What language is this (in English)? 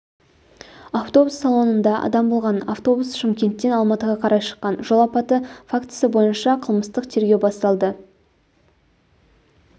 Kazakh